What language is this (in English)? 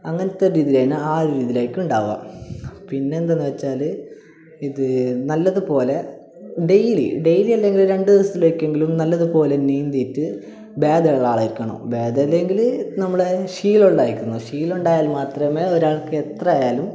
Malayalam